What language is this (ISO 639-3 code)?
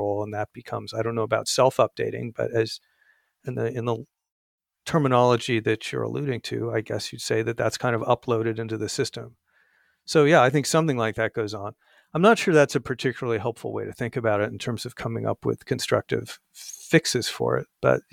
eng